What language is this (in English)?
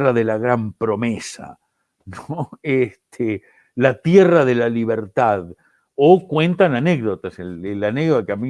Spanish